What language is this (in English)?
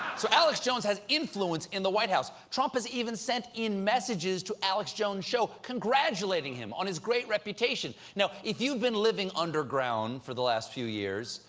English